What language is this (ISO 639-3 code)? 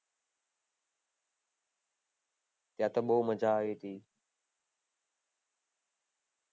guj